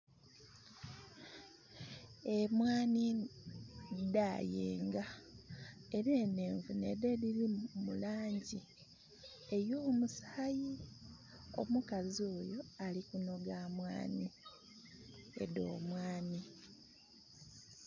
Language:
Soga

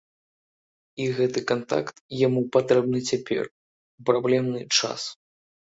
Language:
Belarusian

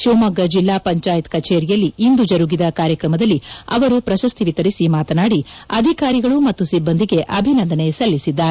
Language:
Kannada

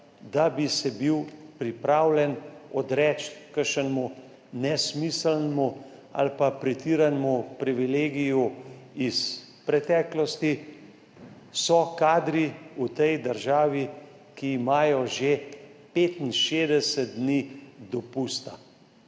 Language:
Slovenian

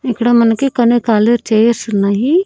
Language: Telugu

